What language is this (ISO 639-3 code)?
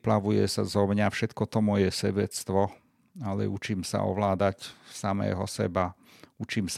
slk